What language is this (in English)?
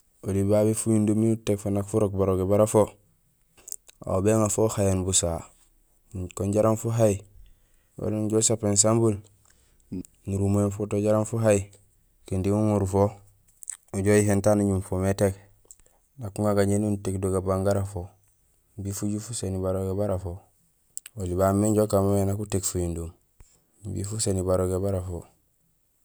Gusilay